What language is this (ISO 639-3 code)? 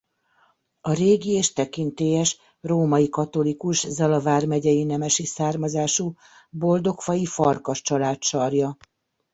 hun